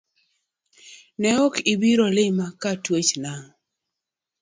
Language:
Luo (Kenya and Tanzania)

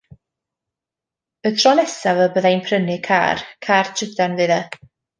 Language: Welsh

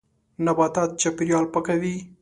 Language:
Pashto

